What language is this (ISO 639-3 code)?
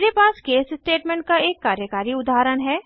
hin